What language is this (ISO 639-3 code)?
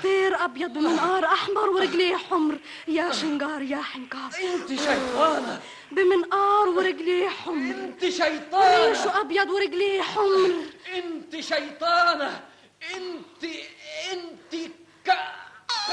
ara